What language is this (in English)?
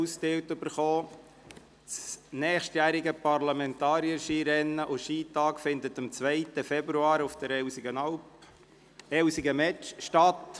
Swiss German